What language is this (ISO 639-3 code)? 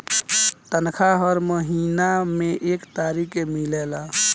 bho